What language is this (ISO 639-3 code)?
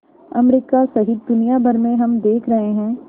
hin